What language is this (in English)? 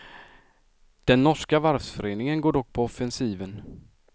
Swedish